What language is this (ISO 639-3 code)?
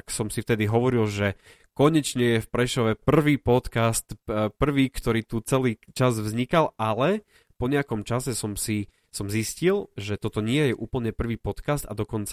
slk